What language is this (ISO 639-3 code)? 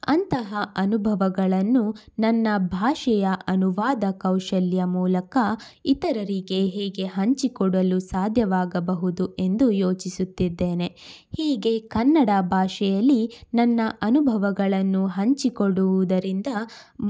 kan